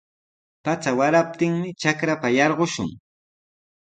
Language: Sihuas Ancash Quechua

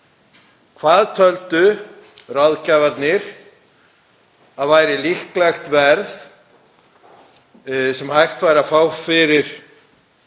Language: Icelandic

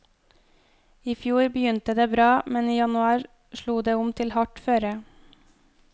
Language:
Norwegian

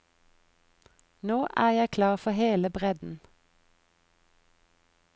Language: Norwegian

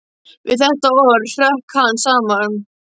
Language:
Icelandic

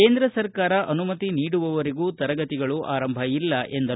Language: Kannada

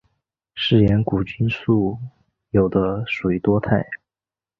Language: Chinese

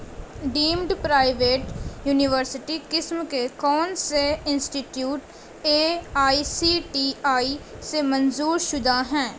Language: Urdu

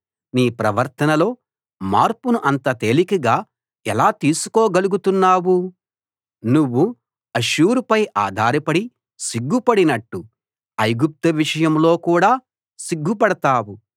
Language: Telugu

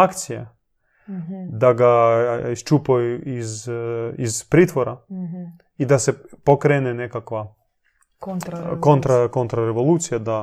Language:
Croatian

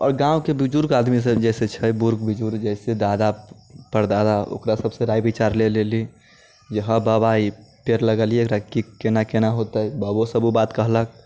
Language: Maithili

